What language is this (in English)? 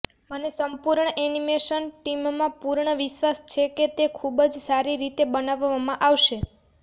Gujarati